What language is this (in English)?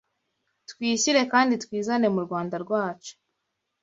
Kinyarwanda